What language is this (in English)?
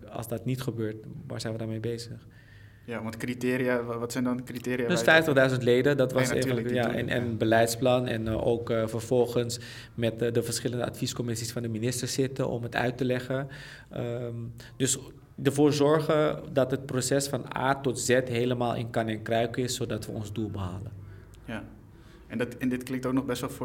Dutch